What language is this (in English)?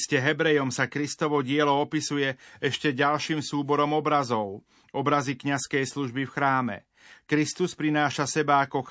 Slovak